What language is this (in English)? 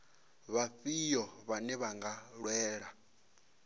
Venda